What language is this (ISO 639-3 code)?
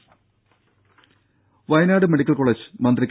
mal